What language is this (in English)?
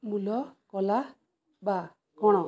Odia